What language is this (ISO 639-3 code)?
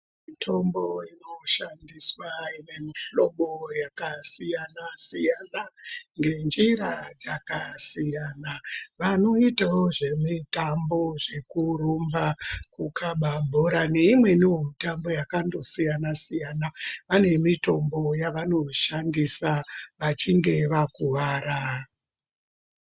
ndc